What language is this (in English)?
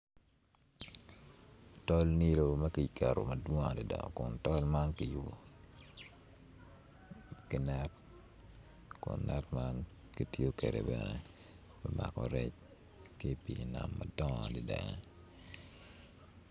Acoli